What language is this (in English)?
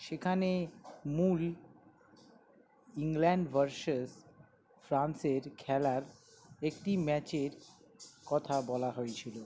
Bangla